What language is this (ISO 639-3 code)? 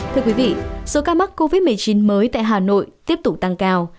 vie